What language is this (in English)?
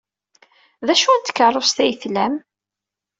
Kabyle